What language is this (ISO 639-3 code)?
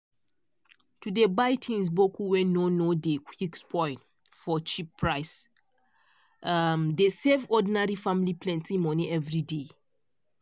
pcm